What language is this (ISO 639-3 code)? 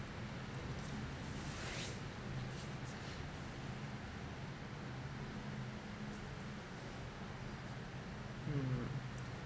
eng